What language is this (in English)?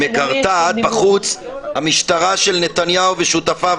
Hebrew